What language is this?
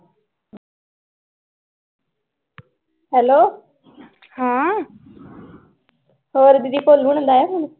Punjabi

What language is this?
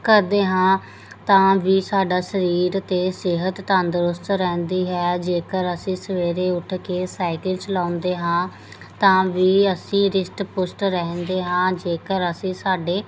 Punjabi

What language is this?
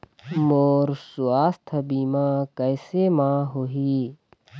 Chhattisgarhi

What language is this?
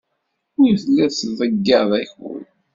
Kabyle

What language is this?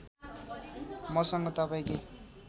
Nepali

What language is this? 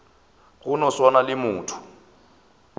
Northern Sotho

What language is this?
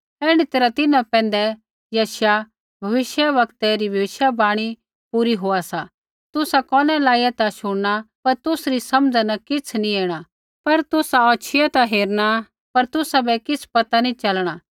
Kullu Pahari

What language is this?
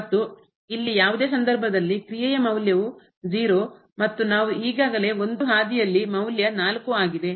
Kannada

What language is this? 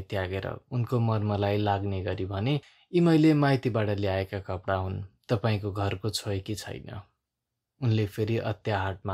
Romanian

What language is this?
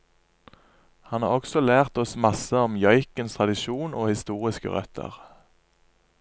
Norwegian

